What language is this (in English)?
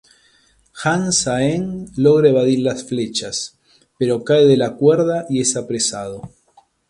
Spanish